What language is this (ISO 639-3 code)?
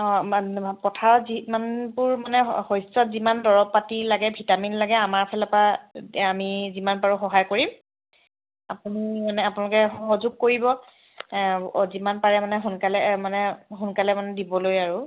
asm